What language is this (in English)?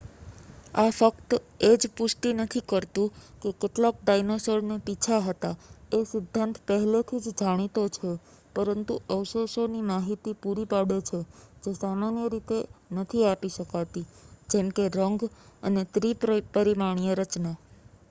Gujarati